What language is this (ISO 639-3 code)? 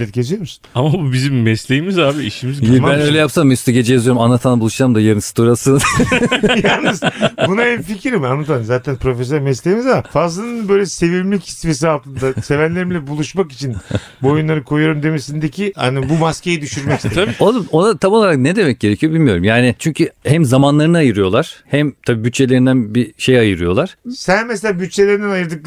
tur